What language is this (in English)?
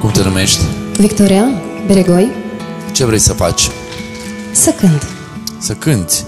Romanian